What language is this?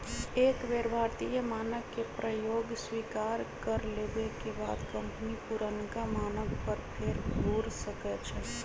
Magahi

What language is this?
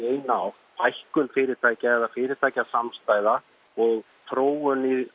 Icelandic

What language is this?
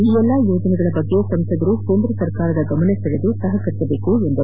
Kannada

